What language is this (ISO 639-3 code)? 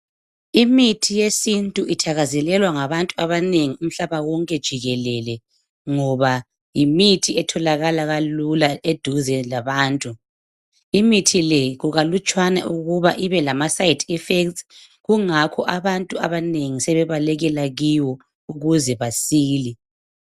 nde